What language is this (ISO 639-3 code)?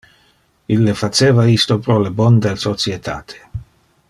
ina